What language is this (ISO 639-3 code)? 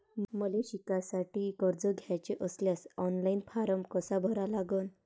mar